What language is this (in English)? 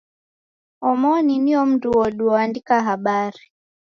Taita